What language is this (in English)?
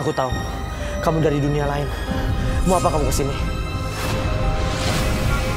Indonesian